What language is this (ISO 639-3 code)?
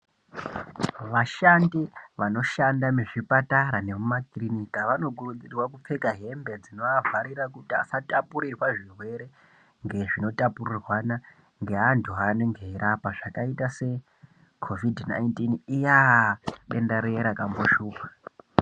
ndc